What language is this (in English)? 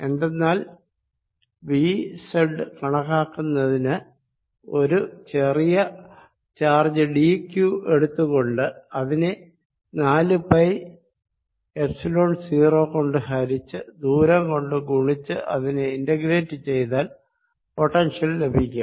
Malayalam